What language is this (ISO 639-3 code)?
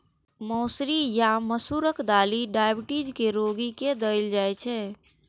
mai